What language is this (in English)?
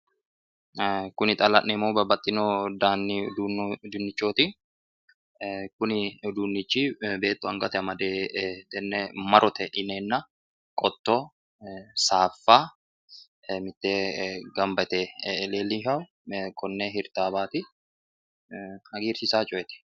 Sidamo